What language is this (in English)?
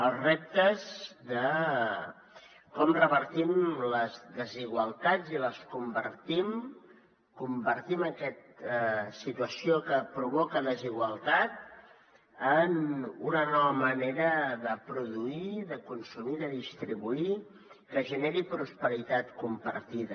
Catalan